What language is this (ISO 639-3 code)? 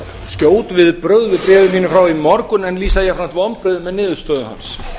isl